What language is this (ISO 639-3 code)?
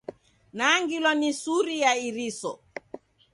dav